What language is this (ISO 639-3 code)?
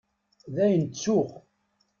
kab